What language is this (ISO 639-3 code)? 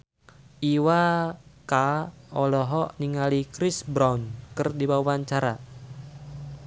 sun